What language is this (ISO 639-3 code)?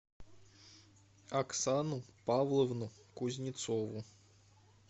rus